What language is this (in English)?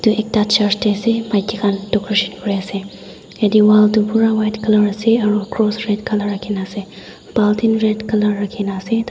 Naga Pidgin